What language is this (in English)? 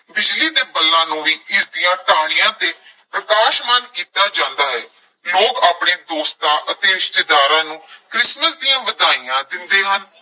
Punjabi